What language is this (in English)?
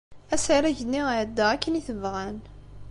Kabyle